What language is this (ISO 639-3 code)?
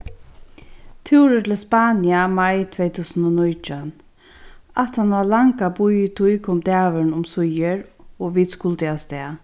fao